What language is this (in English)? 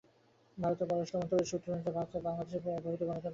Bangla